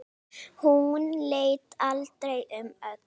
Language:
Icelandic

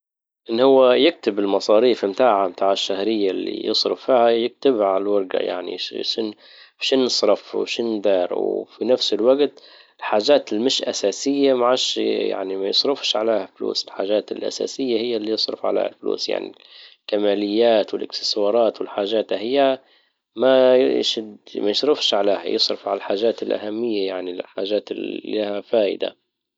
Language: Libyan Arabic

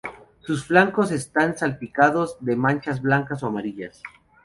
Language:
Spanish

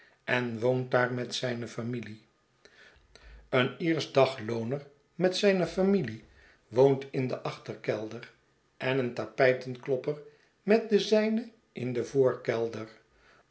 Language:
Dutch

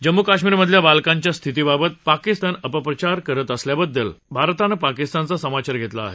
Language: Marathi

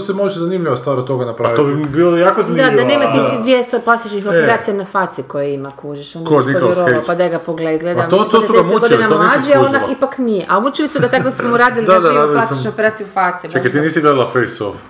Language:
Croatian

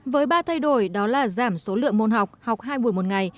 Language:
Vietnamese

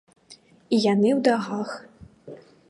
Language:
Belarusian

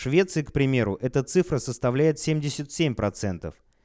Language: Russian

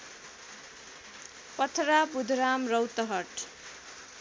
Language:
Nepali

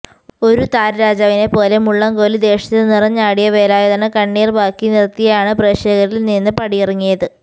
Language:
Malayalam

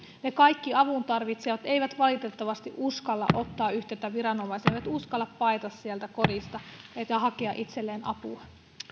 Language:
Finnish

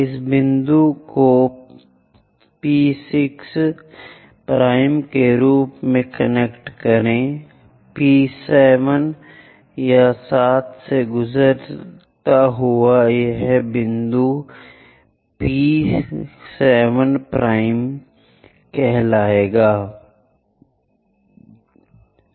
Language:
Hindi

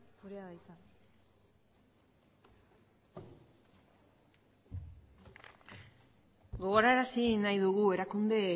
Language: Basque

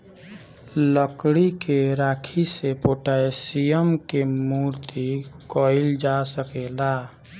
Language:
Bhojpuri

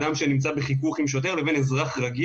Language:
Hebrew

